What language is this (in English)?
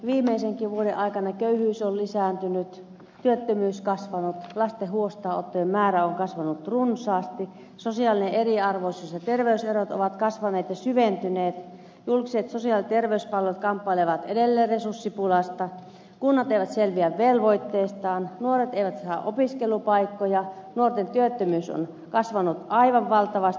Finnish